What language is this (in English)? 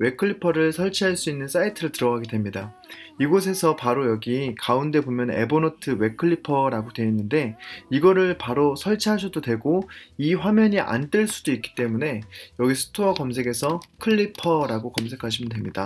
Korean